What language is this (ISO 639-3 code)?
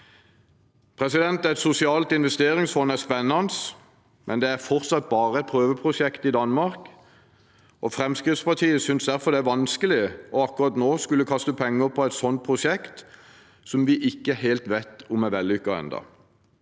nor